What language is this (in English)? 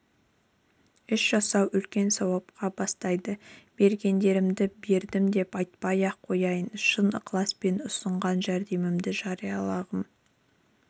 Kazakh